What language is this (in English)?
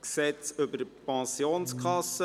Swiss German